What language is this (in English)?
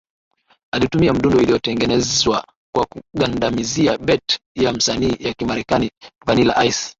Swahili